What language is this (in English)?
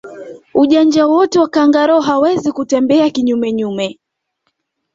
Swahili